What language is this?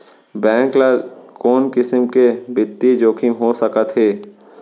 Chhattisgarhi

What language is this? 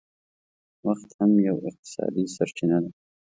Pashto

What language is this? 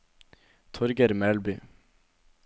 Norwegian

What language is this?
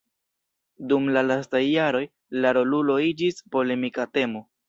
Esperanto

